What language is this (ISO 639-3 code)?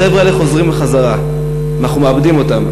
heb